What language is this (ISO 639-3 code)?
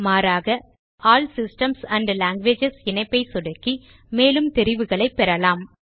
tam